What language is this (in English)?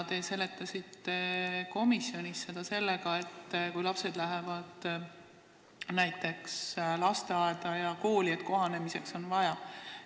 Estonian